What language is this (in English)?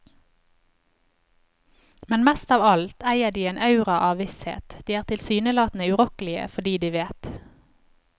Norwegian